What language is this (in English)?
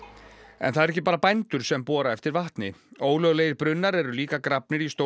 Icelandic